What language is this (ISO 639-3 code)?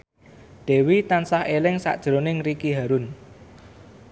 jav